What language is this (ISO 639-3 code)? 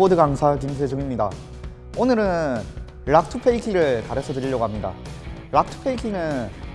kor